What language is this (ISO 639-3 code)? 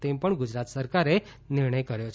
guj